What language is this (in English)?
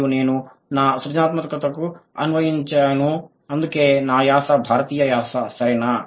Telugu